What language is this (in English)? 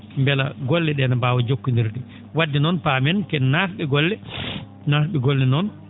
Fula